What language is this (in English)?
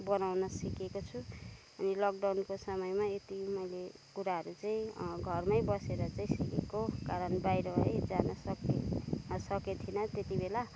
Nepali